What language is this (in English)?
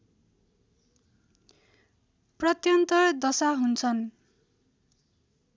Nepali